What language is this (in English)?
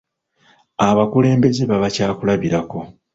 Ganda